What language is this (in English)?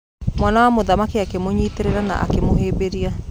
Kikuyu